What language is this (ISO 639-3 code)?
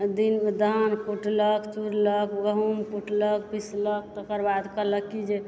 mai